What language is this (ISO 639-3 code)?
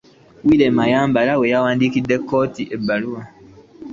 lug